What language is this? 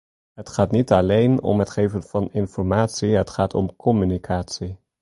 Dutch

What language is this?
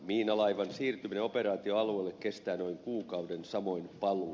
Finnish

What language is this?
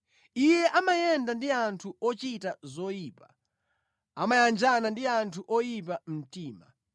Nyanja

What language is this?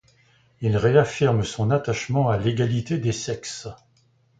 French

